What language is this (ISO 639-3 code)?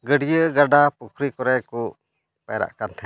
sat